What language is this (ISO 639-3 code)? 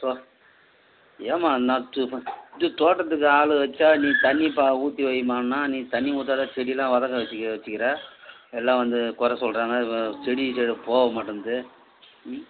tam